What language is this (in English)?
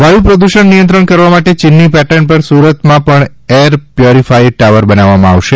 Gujarati